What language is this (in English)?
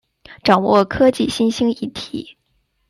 Chinese